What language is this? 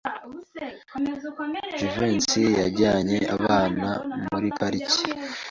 Kinyarwanda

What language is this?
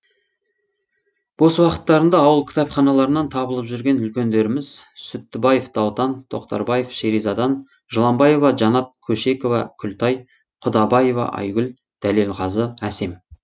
Kazakh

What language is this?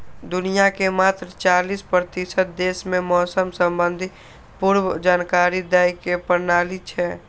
Maithili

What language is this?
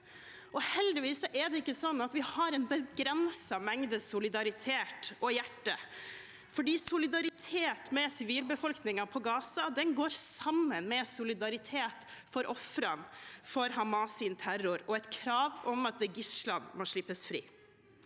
Norwegian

